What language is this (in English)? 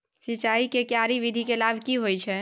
Maithili